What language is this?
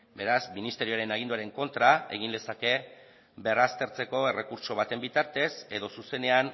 Basque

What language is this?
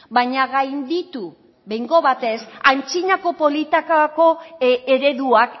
Basque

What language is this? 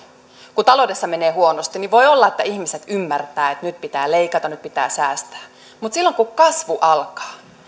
Finnish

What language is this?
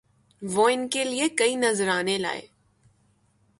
Urdu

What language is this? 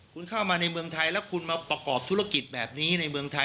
Thai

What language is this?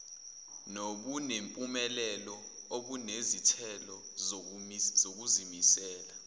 Zulu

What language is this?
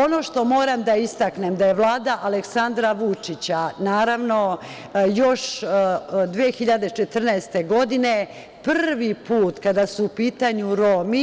Serbian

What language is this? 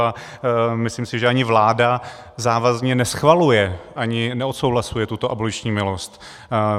Czech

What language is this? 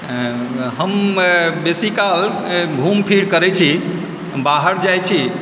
Maithili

